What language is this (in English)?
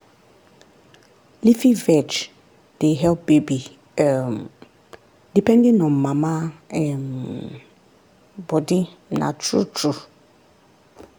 Nigerian Pidgin